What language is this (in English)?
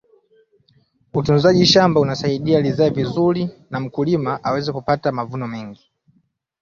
Swahili